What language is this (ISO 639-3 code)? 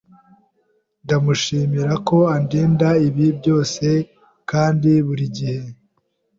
kin